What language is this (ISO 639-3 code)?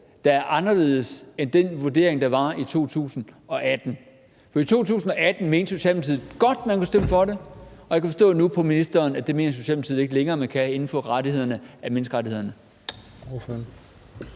dan